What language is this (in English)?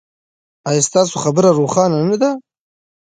Pashto